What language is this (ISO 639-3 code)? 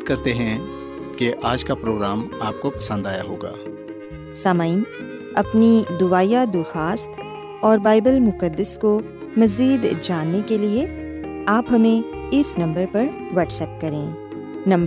urd